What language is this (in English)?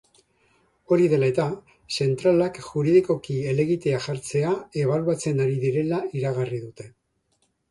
Basque